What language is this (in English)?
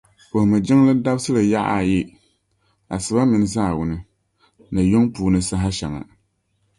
Dagbani